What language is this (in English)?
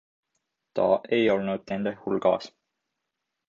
Estonian